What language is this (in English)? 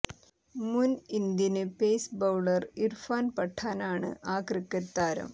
Malayalam